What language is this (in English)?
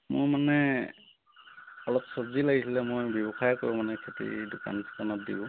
Assamese